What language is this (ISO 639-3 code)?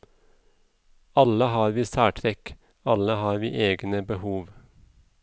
nor